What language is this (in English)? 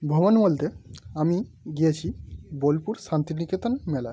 Bangla